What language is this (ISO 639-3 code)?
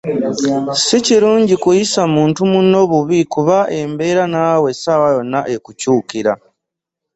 lug